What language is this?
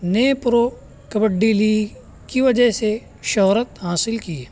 Urdu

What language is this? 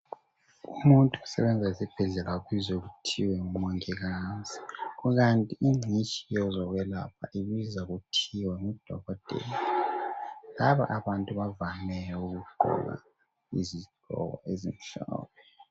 North Ndebele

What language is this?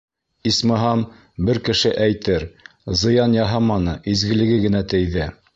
Bashkir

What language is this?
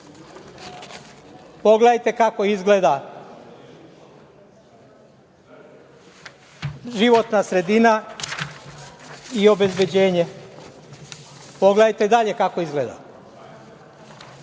Serbian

